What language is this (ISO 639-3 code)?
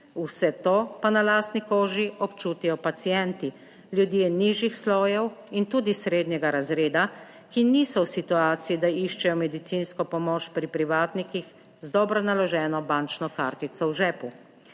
slv